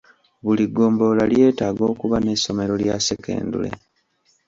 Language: Ganda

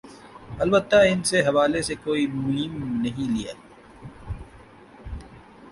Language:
Urdu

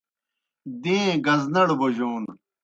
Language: Kohistani Shina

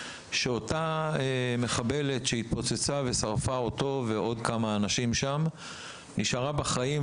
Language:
Hebrew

